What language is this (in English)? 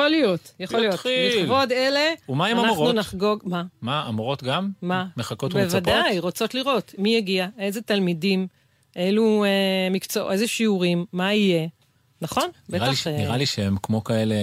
Hebrew